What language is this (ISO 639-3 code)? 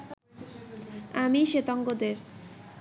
ben